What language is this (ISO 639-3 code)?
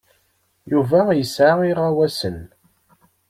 kab